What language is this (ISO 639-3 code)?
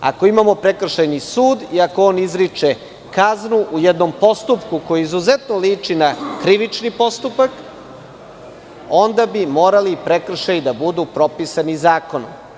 srp